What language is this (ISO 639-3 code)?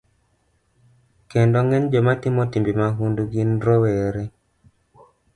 luo